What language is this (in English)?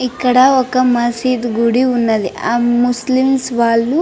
Telugu